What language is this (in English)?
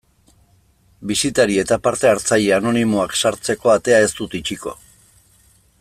Basque